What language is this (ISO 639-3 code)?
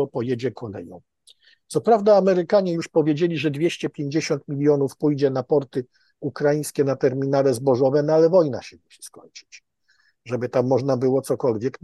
pol